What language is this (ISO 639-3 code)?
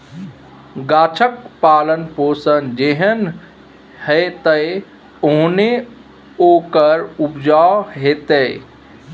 mai